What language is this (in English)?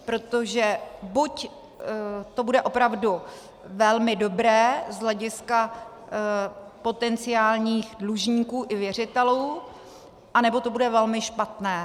Czech